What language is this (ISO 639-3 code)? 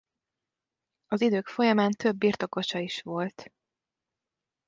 hun